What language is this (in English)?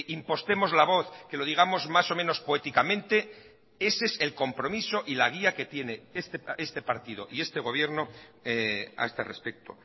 Spanish